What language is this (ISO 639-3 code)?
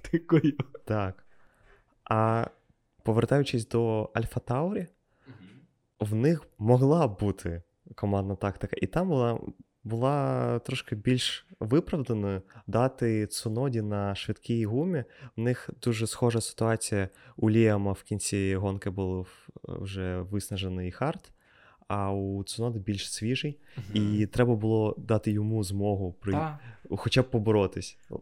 ukr